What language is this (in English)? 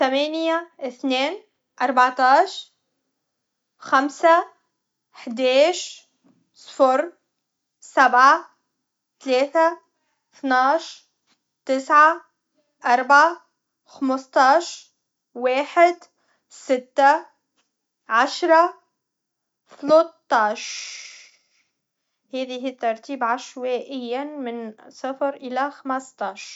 Tunisian Arabic